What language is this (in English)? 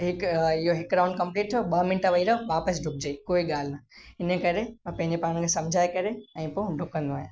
Sindhi